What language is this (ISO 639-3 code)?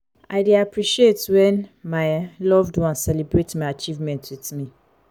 pcm